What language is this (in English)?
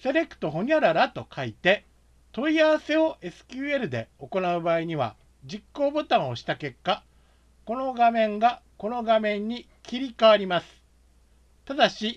Japanese